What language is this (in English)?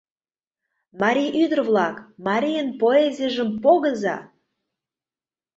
Mari